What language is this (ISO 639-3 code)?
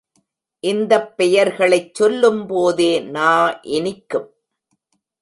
tam